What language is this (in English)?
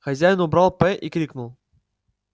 Russian